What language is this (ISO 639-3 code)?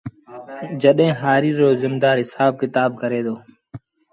sbn